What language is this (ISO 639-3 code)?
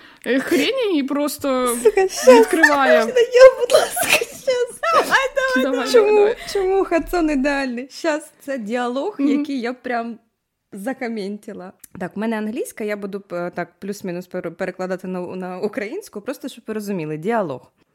ukr